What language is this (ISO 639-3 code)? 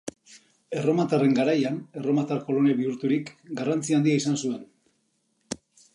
eus